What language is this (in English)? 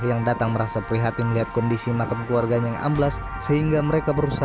Indonesian